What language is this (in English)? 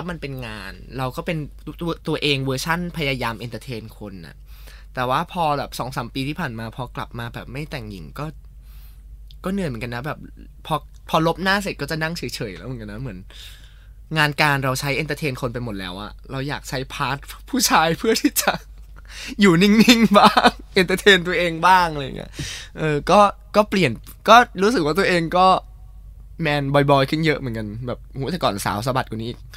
Thai